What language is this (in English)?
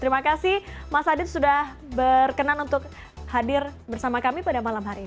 Indonesian